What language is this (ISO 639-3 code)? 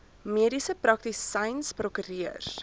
afr